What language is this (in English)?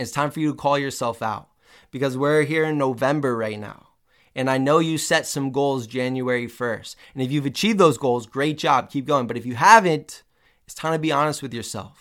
English